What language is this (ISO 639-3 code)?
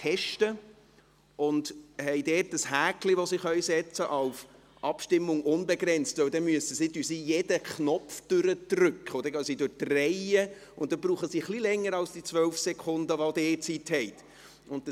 gsw